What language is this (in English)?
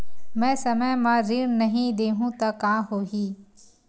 Chhattisgarhi